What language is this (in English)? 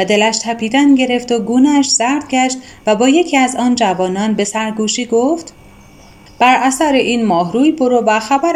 Persian